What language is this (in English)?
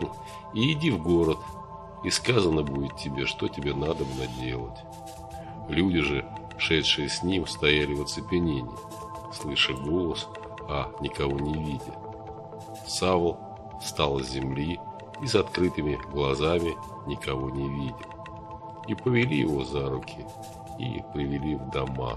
Russian